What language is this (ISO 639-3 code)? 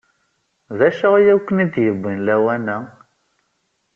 kab